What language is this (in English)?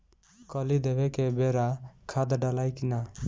Bhojpuri